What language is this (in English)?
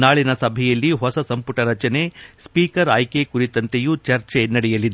Kannada